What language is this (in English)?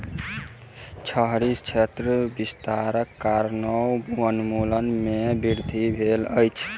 Maithili